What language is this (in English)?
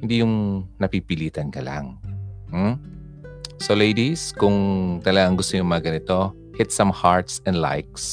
Filipino